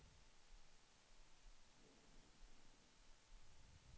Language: Swedish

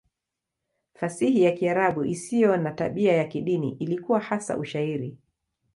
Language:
Swahili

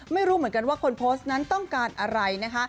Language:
Thai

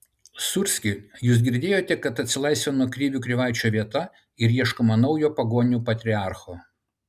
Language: Lithuanian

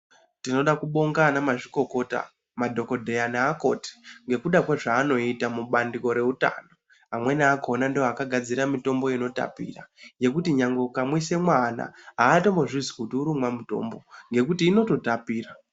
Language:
Ndau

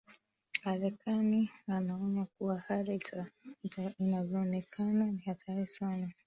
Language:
Swahili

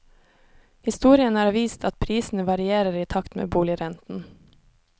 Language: Norwegian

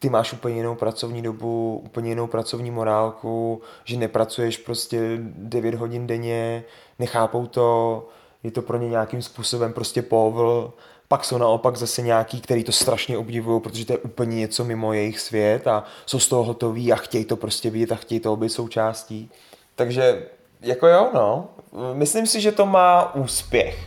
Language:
Czech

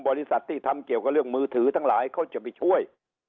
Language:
Thai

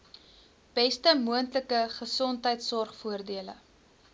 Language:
Afrikaans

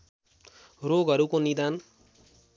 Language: Nepali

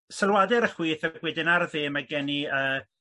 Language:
Welsh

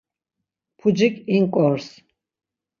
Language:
Laz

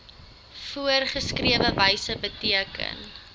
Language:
Afrikaans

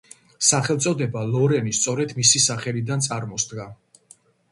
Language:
Georgian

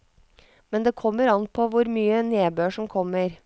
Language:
Norwegian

